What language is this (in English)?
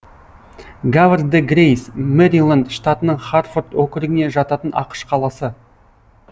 Kazakh